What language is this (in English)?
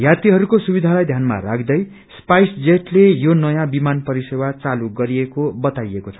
Nepali